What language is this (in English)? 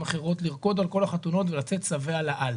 Hebrew